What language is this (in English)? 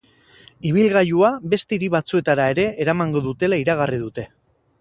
Basque